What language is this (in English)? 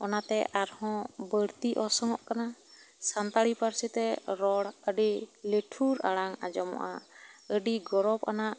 Santali